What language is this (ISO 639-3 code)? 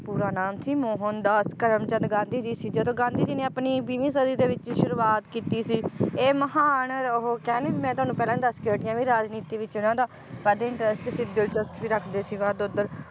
pan